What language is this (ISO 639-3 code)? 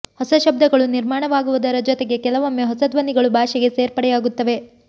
kan